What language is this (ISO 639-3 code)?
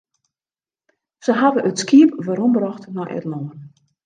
fry